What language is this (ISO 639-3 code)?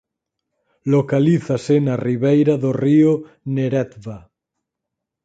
glg